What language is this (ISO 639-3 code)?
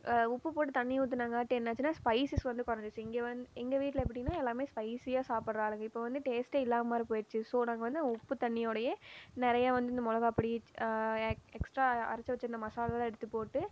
tam